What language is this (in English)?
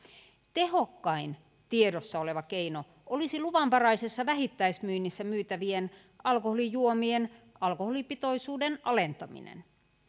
Finnish